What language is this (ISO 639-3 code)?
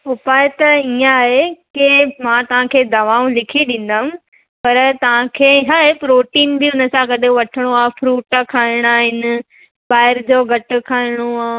snd